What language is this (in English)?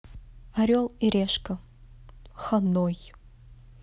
Russian